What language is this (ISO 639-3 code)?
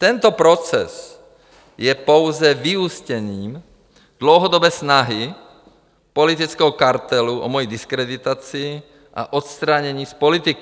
ces